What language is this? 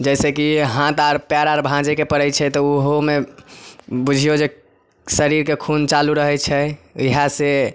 Maithili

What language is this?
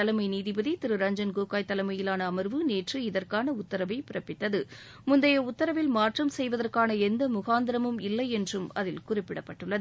Tamil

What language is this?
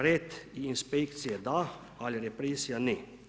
Croatian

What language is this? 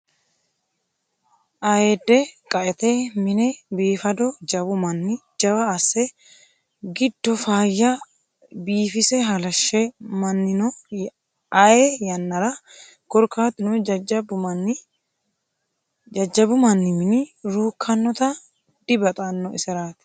Sidamo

